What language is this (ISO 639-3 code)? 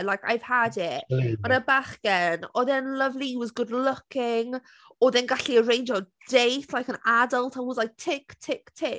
cym